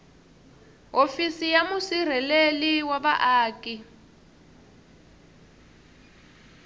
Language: Tsonga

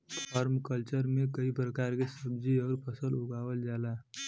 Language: Bhojpuri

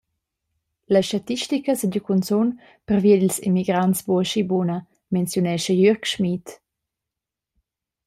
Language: Romansh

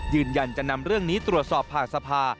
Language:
Thai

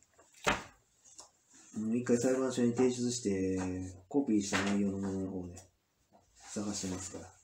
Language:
Japanese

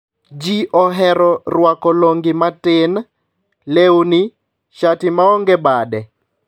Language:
Luo (Kenya and Tanzania)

